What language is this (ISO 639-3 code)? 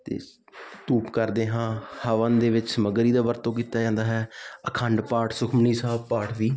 pan